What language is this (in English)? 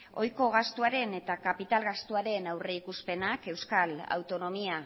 Basque